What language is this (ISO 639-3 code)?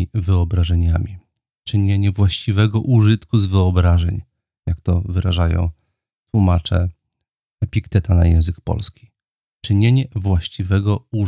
pol